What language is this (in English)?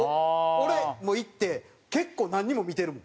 Japanese